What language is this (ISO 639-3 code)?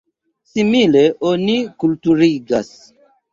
epo